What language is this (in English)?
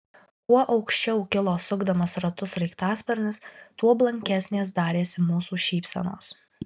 Lithuanian